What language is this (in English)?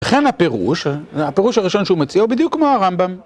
Hebrew